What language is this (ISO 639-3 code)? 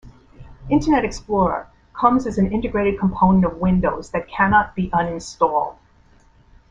eng